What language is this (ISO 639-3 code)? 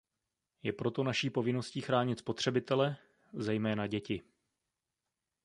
ces